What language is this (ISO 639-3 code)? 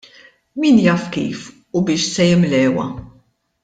mlt